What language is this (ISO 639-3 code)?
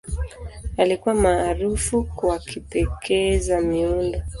swa